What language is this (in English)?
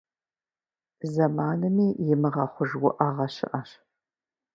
Kabardian